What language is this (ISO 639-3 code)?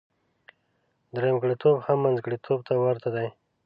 pus